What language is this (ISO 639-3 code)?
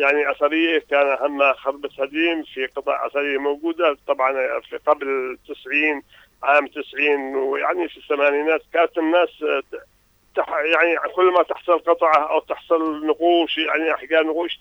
ara